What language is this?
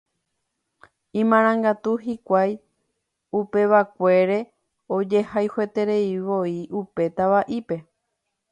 Guarani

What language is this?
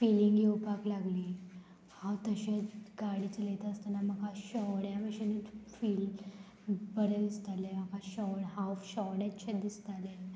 Konkani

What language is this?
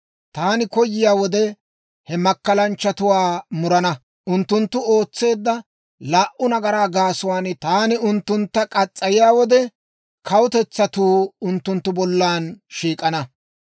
Dawro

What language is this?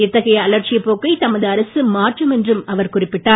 Tamil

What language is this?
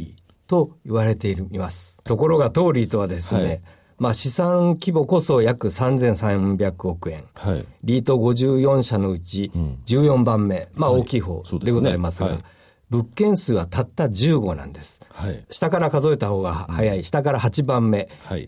Japanese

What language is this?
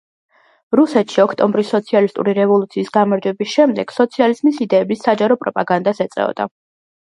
Georgian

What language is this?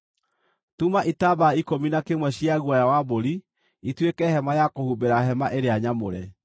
Kikuyu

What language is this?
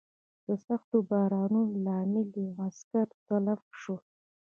Pashto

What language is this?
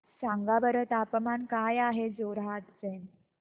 Marathi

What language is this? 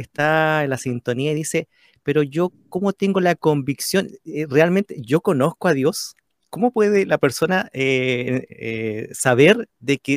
Spanish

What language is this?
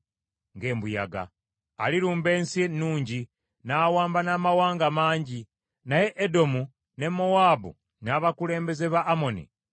Ganda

